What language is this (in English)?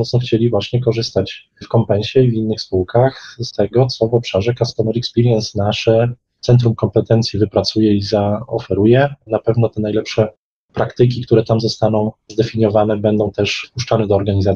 Polish